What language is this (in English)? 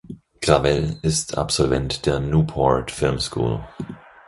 German